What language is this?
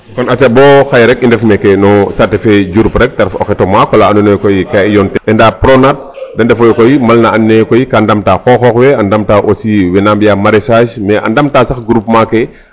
Serer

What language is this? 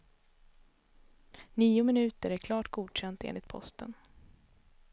Swedish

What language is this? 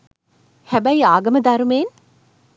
Sinhala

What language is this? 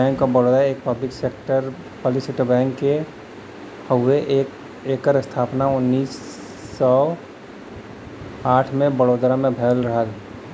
Bhojpuri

